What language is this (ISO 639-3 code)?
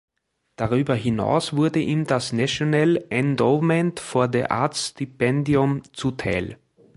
deu